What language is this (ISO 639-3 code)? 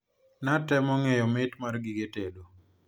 luo